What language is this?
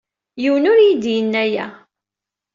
Kabyle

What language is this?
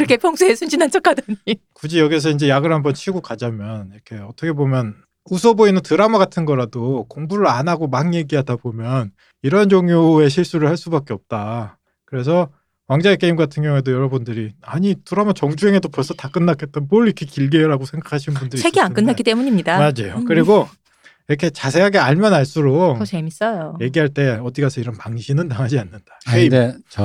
Korean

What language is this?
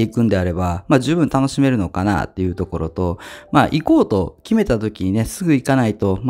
Japanese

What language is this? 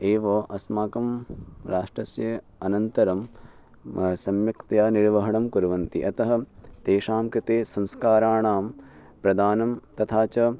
Sanskrit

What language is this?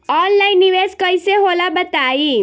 Bhojpuri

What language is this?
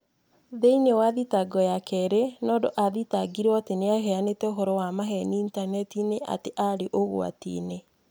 Kikuyu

